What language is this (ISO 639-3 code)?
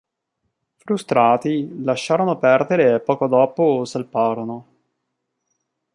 ita